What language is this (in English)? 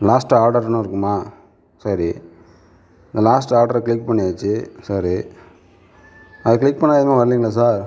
Tamil